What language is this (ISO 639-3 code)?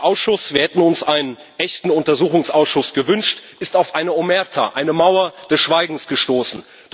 deu